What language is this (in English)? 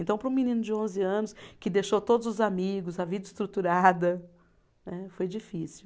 Portuguese